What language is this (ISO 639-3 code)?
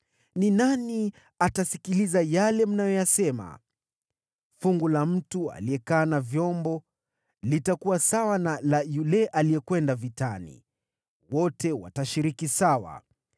swa